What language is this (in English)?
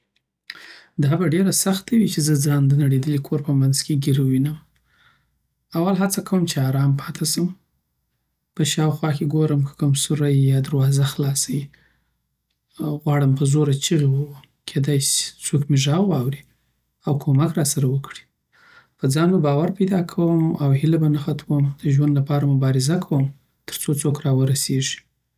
Southern Pashto